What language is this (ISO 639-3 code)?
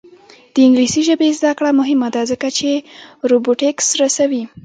pus